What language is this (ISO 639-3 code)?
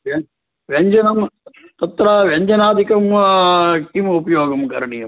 san